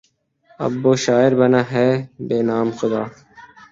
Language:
Urdu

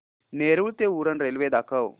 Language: Marathi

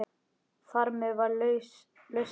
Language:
Icelandic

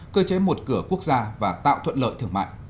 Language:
Vietnamese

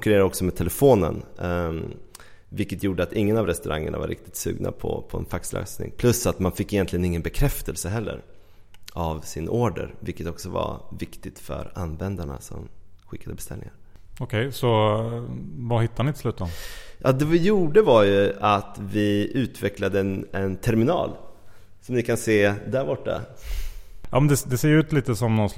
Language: Swedish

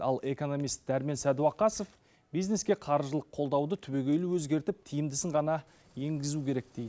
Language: Kazakh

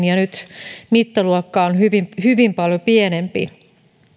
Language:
Finnish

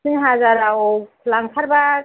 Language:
Bodo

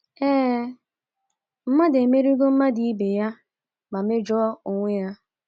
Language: Igbo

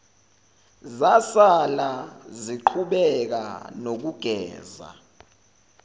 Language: Zulu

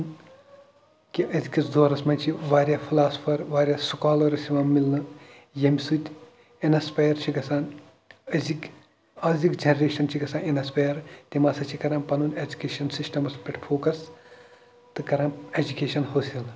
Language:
Kashmiri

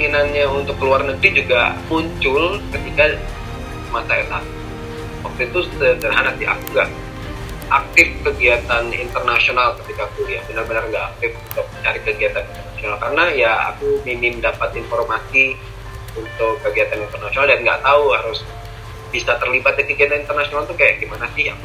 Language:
Indonesian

